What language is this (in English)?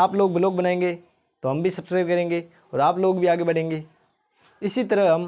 Hindi